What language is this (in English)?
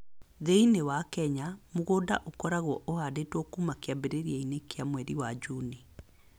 Kikuyu